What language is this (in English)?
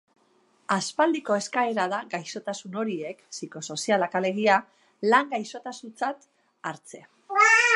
Basque